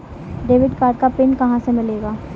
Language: Hindi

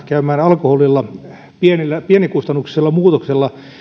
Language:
Finnish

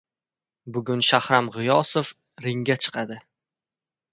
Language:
Uzbek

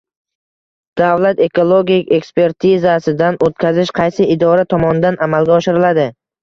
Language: Uzbek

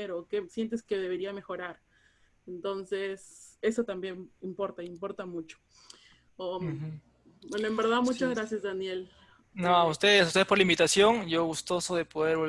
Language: Spanish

